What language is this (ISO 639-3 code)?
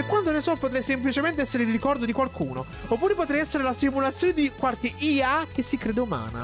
ita